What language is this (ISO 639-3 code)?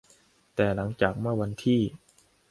tha